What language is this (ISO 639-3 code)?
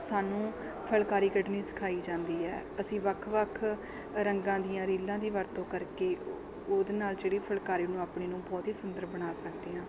pan